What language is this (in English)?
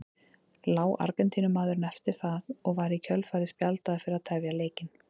Icelandic